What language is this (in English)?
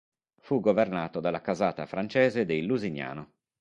Italian